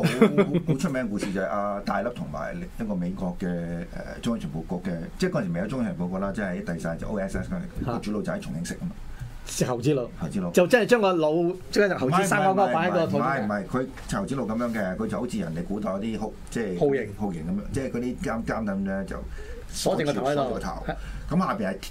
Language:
Chinese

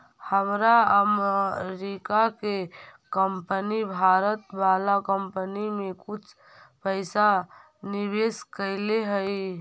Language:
Magahi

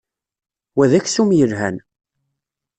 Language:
Kabyle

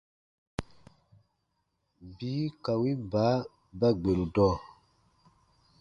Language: Baatonum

